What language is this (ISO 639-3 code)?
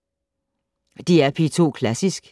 dan